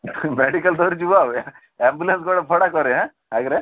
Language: Odia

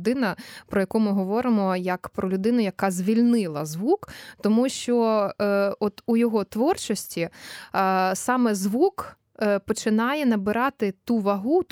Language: Ukrainian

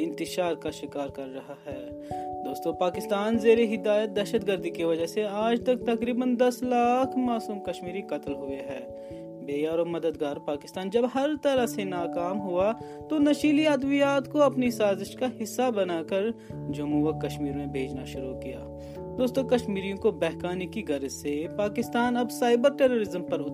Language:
Urdu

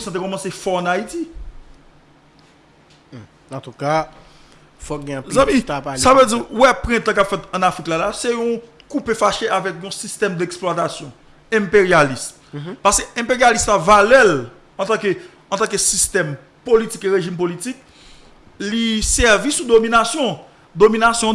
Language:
French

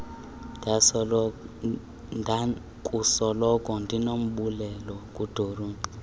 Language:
Xhosa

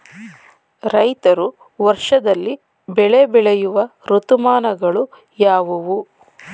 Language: Kannada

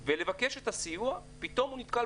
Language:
Hebrew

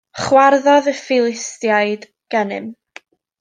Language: Welsh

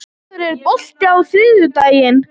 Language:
Icelandic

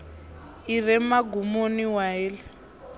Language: Venda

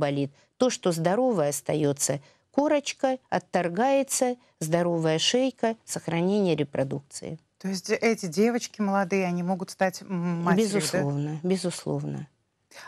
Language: Russian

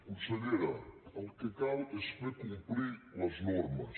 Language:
Catalan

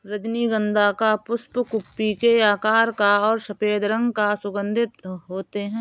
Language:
Hindi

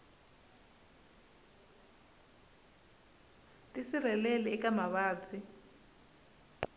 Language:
Tsonga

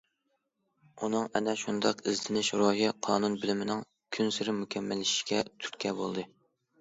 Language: Uyghur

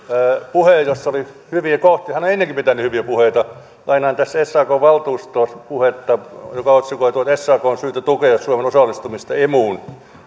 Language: Finnish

